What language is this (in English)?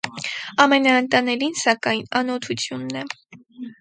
Armenian